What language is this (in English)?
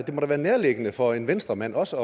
Danish